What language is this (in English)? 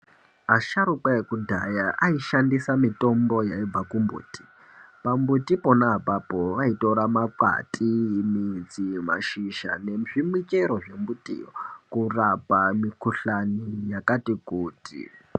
Ndau